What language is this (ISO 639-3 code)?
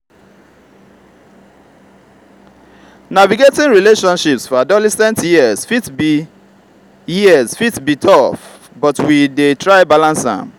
pcm